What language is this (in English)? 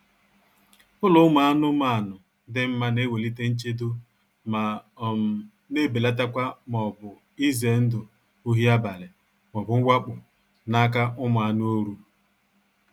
Igbo